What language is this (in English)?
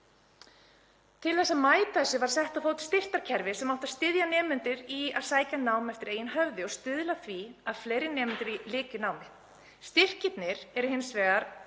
Icelandic